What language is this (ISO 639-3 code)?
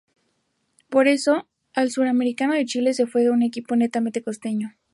spa